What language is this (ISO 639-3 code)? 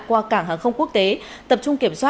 vie